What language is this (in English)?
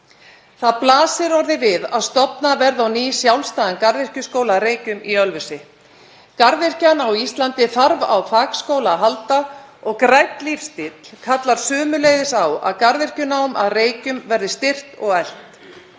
Icelandic